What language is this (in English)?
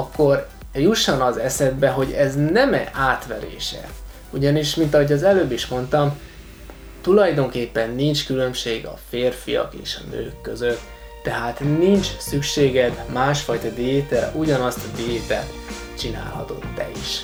Hungarian